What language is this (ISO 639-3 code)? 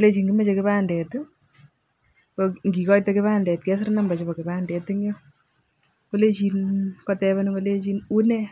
kln